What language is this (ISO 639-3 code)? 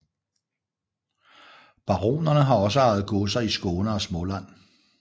dan